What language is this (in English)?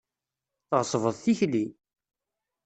Kabyle